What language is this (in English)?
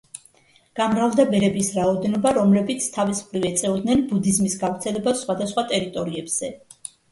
Georgian